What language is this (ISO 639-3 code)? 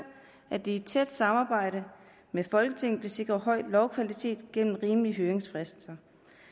dan